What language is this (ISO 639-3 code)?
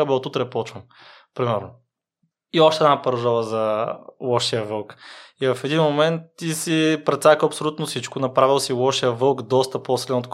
bul